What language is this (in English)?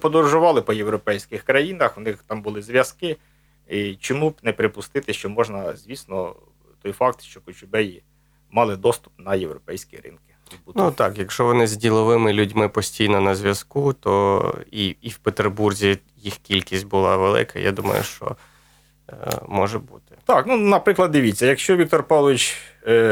Ukrainian